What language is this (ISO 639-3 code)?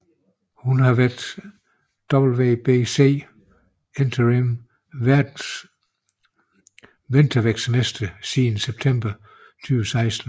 dan